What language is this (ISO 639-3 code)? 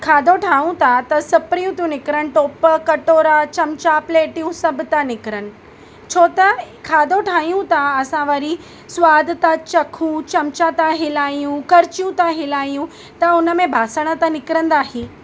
snd